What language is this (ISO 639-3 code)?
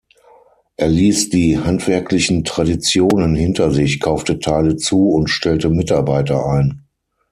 deu